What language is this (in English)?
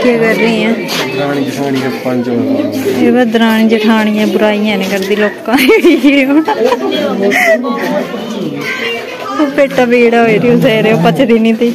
Hindi